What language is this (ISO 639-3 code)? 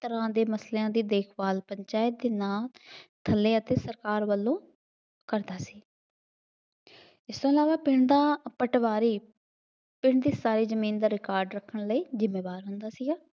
pan